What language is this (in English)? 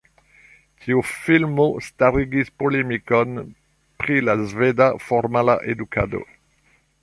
Esperanto